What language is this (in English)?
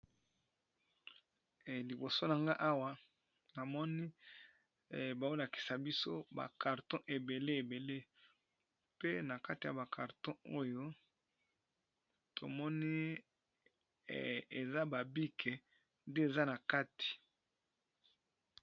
Lingala